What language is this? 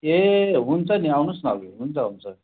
Nepali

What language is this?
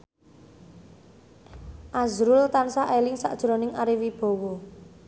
Javanese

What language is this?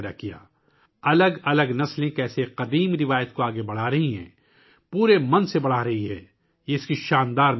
Urdu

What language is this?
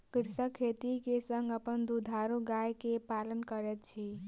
Maithili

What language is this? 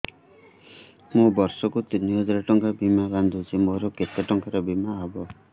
Odia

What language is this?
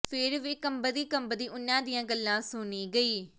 Punjabi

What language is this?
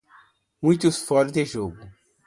Portuguese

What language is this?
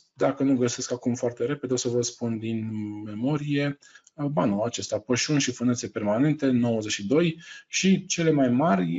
Romanian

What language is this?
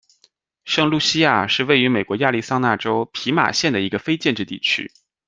Chinese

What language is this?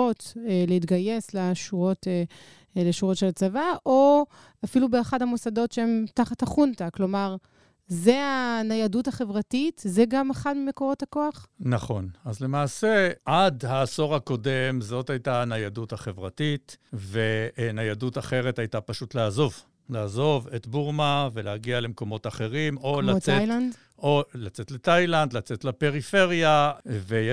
Hebrew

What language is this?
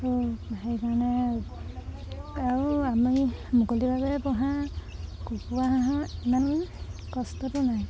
Assamese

